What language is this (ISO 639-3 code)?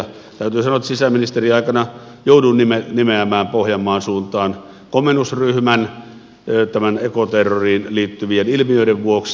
fin